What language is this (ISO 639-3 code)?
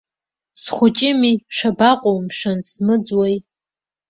abk